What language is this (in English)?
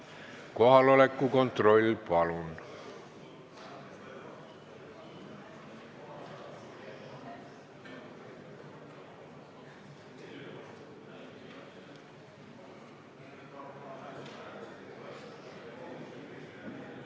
Estonian